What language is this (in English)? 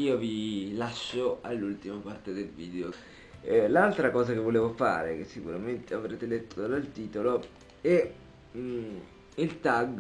Italian